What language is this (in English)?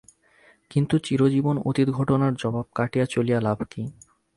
Bangla